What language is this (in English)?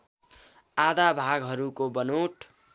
Nepali